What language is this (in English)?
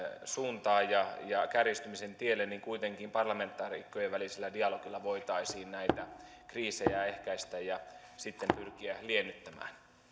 Finnish